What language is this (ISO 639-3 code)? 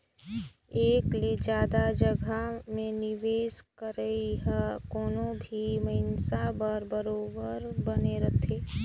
hne